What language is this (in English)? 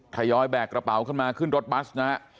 Thai